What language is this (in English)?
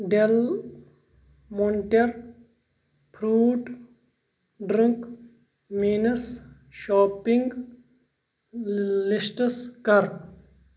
Kashmiri